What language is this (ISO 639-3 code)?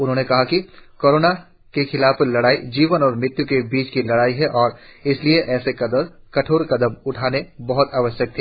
hin